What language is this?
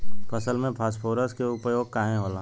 Bhojpuri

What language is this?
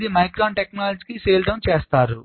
Telugu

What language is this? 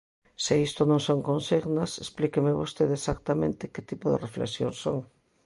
Galician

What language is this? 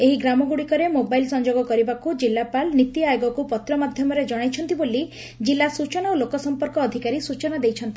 Odia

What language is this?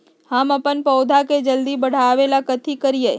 Magahi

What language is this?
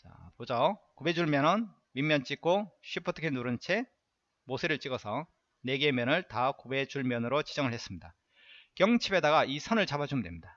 Korean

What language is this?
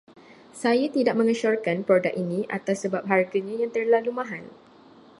Malay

